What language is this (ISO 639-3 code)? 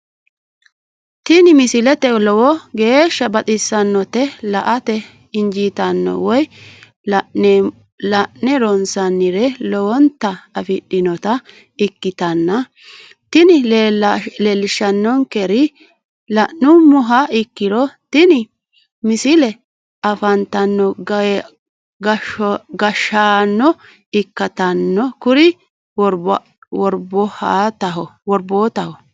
sid